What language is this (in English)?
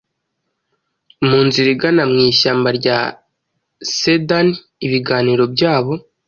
Kinyarwanda